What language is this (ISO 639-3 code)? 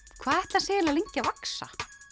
isl